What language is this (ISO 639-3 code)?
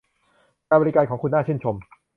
tha